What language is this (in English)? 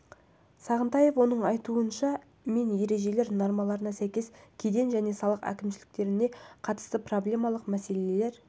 Kazakh